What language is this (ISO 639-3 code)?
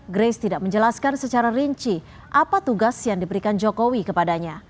ind